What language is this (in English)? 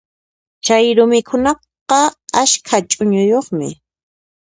Puno Quechua